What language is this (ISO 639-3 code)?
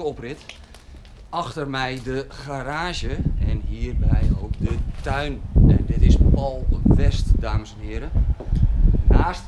nld